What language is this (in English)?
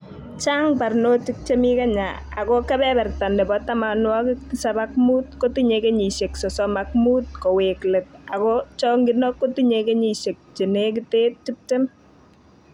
Kalenjin